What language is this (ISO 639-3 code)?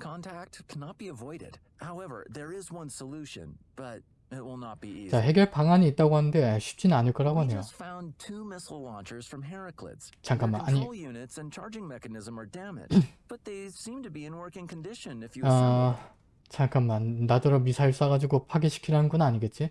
kor